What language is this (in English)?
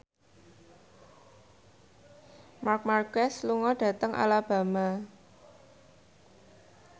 Javanese